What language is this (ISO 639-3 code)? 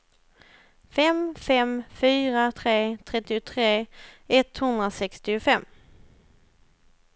swe